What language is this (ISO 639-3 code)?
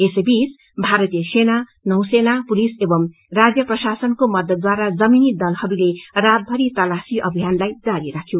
nep